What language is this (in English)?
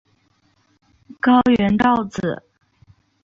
Chinese